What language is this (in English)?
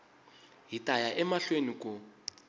Tsonga